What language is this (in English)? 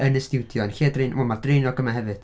Welsh